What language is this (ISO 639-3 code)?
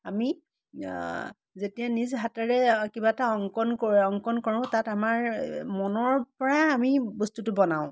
asm